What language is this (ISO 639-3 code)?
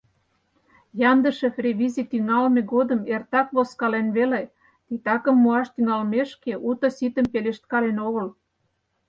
chm